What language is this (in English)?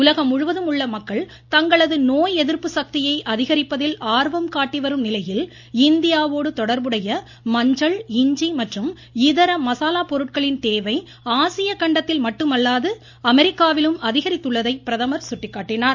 Tamil